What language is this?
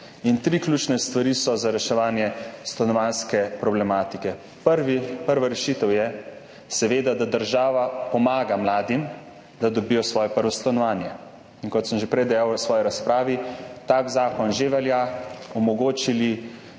Slovenian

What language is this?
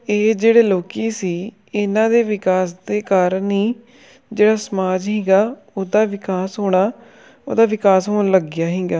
Punjabi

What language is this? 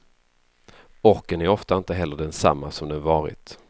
Swedish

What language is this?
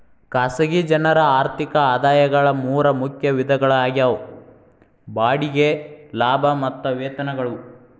Kannada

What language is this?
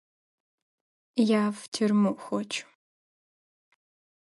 Ukrainian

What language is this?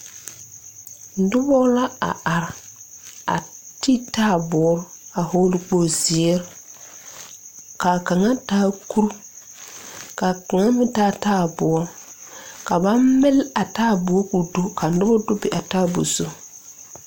Southern Dagaare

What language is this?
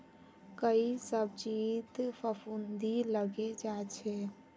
Magahi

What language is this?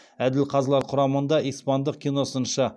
Kazakh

